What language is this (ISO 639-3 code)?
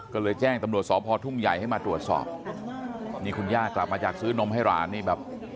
tha